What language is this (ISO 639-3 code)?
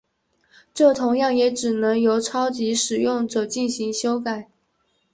zho